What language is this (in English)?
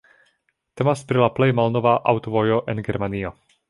Esperanto